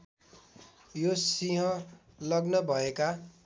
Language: Nepali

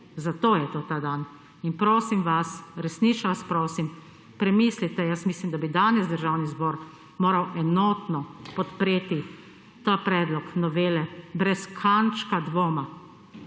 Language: Slovenian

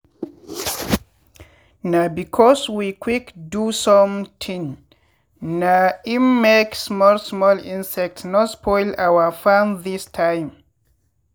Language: Nigerian Pidgin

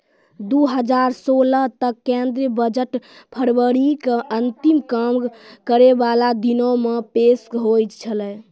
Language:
Maithili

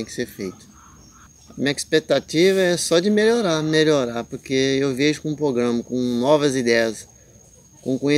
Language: Portuguese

